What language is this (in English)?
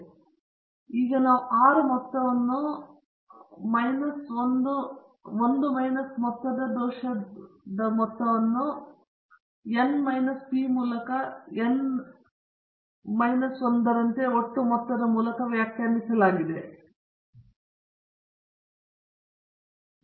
Kannada